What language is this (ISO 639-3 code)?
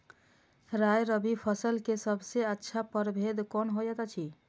mai